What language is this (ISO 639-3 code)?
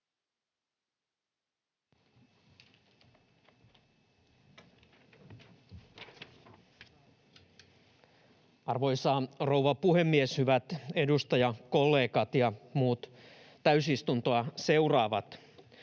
fin